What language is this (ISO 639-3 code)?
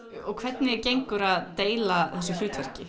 isl